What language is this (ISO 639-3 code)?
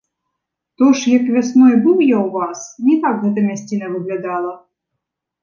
bel